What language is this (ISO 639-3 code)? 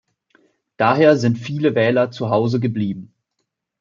deu